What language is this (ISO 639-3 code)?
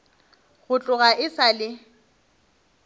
nso